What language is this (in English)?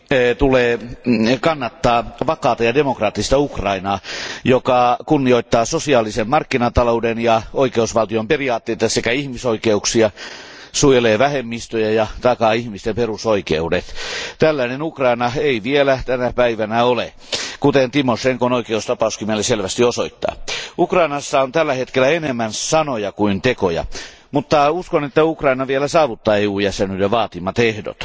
Finnish